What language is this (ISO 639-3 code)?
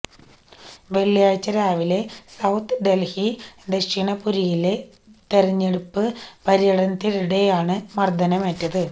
mal